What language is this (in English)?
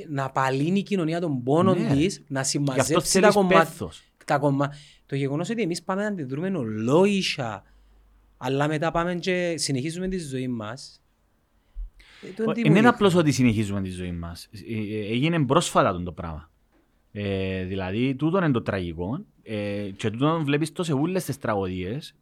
Greek